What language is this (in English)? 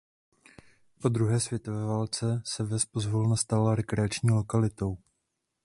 Czech